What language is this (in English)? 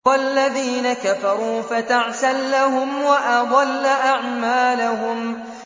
Arabic